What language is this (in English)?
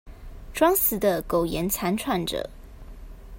Chinese